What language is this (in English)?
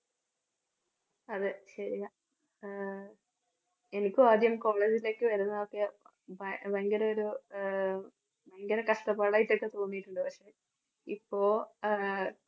Malayalam